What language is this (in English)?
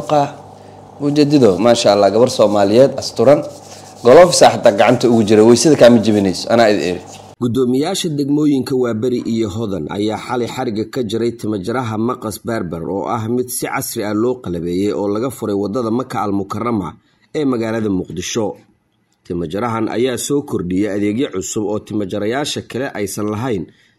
Arabic